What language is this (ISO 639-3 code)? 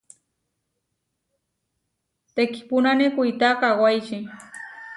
var